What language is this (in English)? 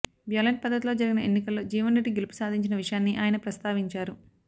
Telugu